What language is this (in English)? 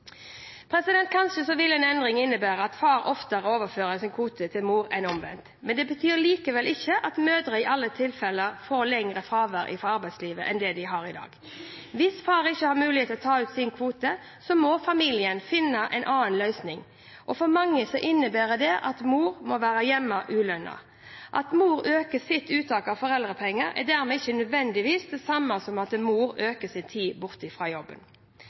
Norwegian Bokmål